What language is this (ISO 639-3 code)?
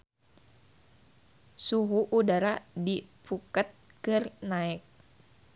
sun